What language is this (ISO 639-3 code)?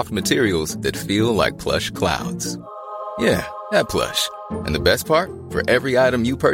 fas